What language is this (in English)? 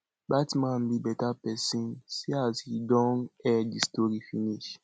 Nigerian Pidgin